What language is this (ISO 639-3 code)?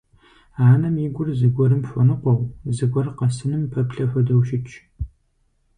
kbd